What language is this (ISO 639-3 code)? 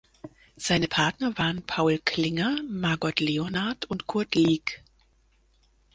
deu